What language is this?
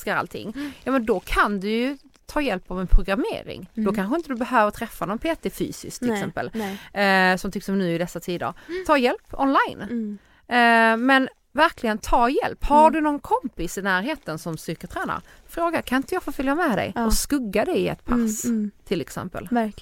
Swedish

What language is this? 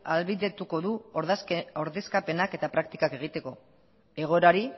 Basque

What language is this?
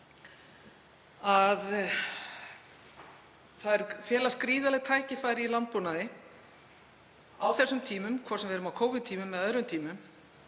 Icelandic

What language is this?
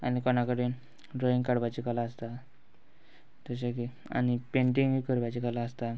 Konkani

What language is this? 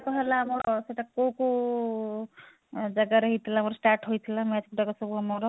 Odia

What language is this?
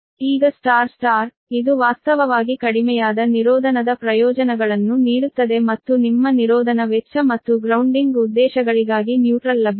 Kannada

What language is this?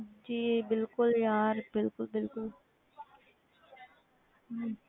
Punjabi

